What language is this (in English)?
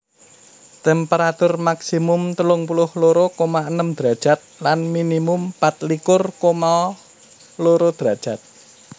Javanese